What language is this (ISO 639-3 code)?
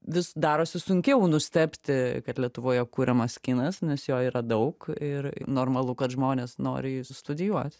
lit